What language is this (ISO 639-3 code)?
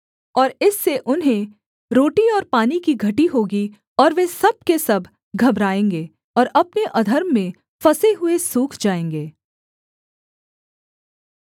hin